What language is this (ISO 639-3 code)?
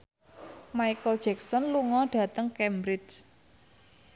jav